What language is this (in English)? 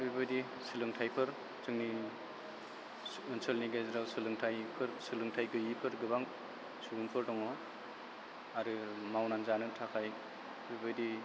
Bodo